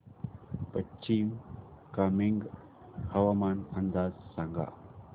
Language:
Marathi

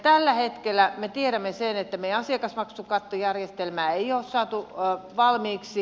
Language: Finnish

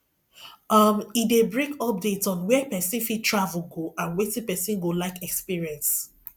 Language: Nigerian Pidgin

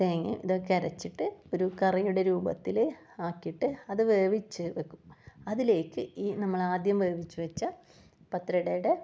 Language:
Malayalam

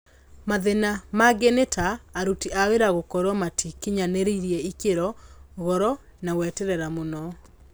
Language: Kikuyu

